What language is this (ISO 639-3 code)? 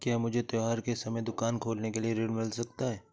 hin